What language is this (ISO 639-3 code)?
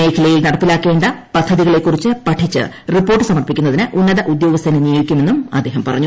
mal